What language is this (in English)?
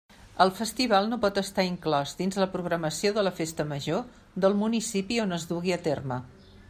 Catalan